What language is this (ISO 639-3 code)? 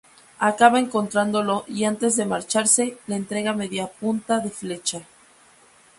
spa